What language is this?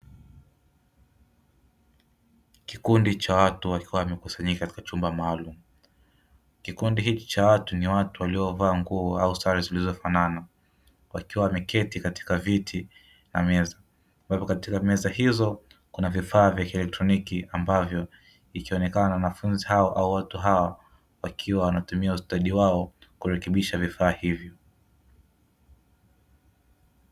Swahili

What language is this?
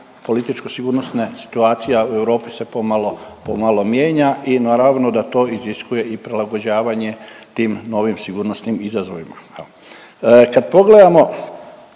Croatian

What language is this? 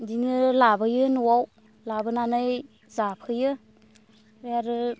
Bodo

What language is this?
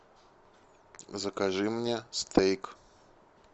Russian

